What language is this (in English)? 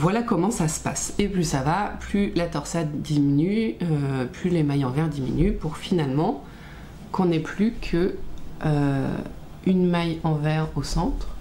French